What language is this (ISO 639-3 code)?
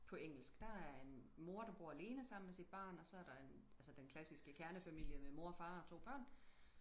dan